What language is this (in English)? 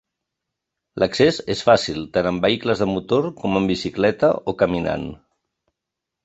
Catalan